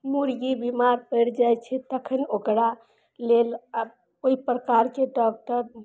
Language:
Maithili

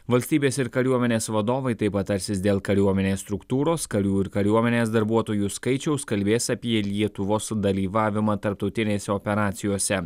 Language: Lithuanian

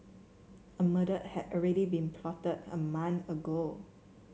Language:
English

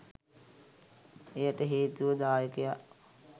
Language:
Sinhala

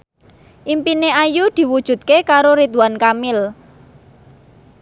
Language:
Javanese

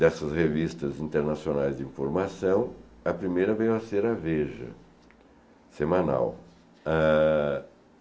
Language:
Portuguese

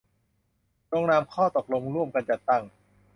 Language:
Thai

